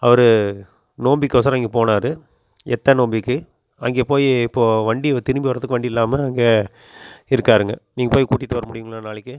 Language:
Tamil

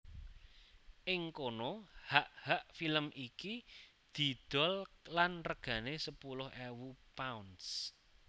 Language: Javanese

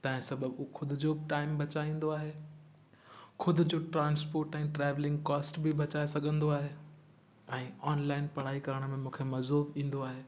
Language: Sindhi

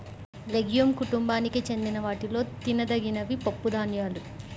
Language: Telugu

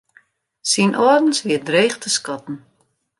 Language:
Western Frisian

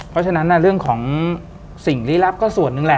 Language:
Thai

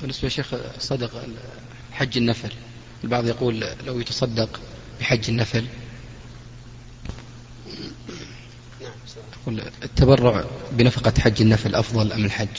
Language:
Arabic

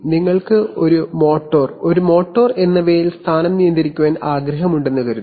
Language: Malayalam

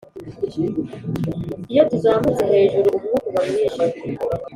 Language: Kinyarwanda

